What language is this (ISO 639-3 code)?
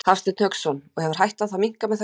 isl